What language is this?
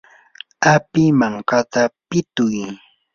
Yanahuanca Pasco Quechua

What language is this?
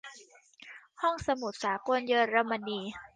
Thai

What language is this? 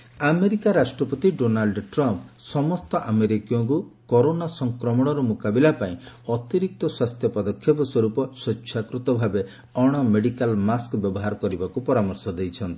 Odia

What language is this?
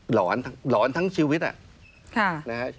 Thai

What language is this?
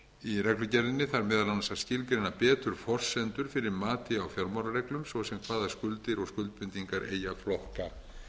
Icelandic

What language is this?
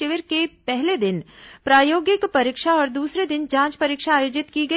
Hindi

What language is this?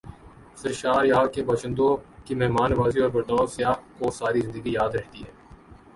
Urdu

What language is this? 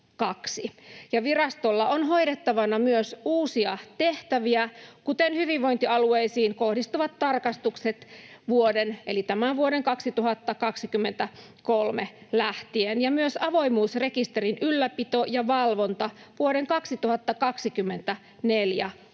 Finnish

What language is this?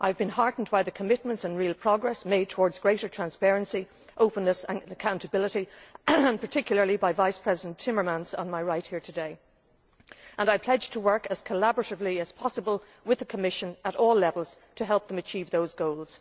English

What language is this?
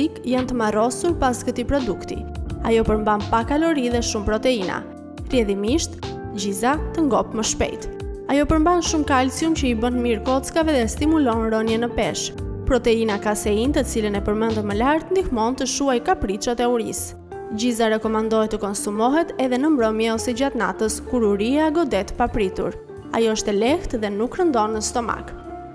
Romanian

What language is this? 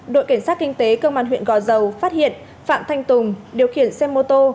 Vietnamese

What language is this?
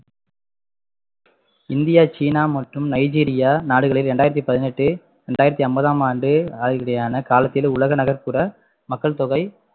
Tamil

